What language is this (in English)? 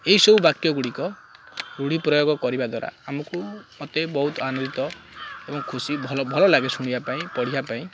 Odia